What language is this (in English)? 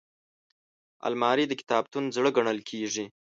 Pashto